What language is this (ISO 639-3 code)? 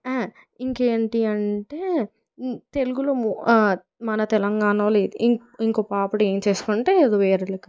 tel